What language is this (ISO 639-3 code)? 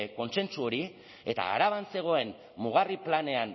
eus